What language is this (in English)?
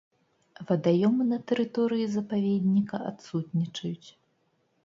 Belarusian